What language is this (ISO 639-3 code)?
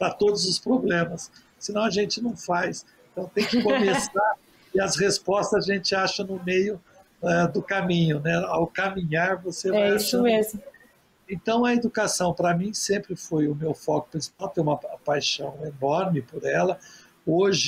por